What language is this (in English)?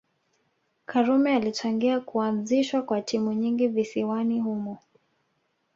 Swahili